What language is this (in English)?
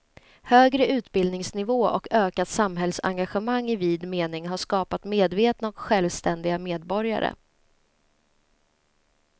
Swedish